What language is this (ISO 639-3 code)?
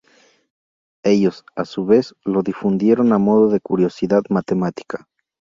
spa